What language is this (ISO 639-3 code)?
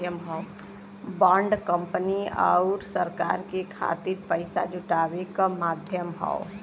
bho